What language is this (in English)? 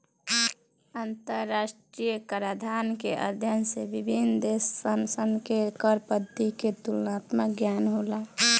Bhojpuri